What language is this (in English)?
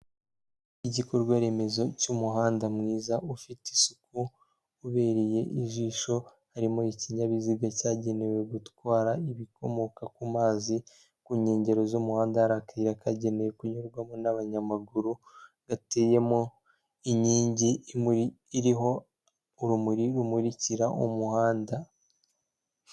Kinyarwanda